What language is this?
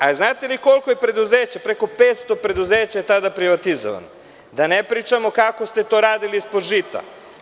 Serbian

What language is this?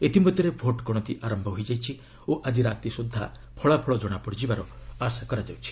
Odia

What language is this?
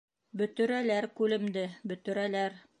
Bashkir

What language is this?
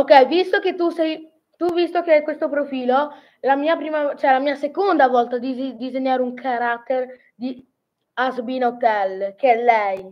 Italian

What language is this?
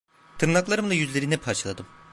Turkish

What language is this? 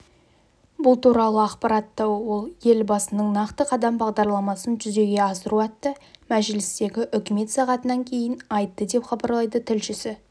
Kazakh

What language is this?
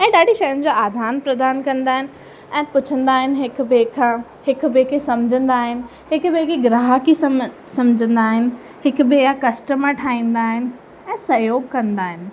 Sindhi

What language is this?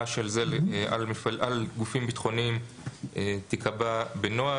Hebrew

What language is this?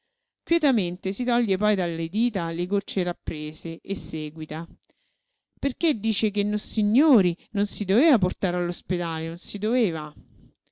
Italian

